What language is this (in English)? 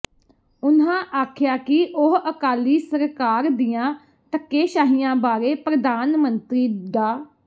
Punjabi